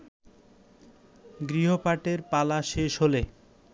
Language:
Bangla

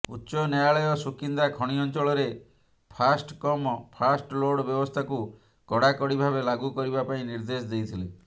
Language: Odia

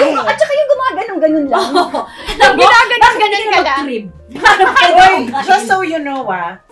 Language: Filipino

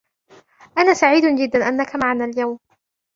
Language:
Arabic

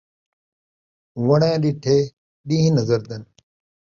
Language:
Saraiki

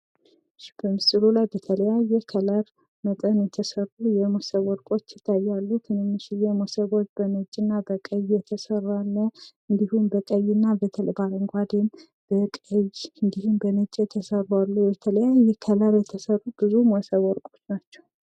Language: Amharic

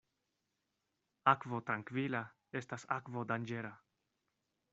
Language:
Esperanto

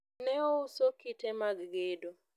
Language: Luo (Kenya and Tanzania)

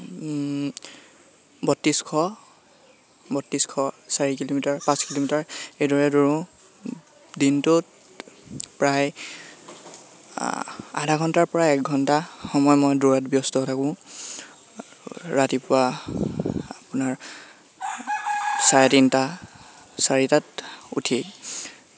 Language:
Assamese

